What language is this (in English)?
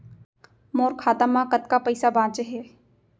Chhattisgarhi